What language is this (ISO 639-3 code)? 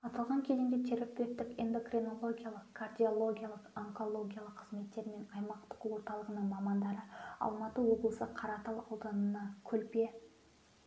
kaz